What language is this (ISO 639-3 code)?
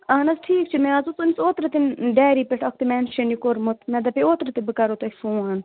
kas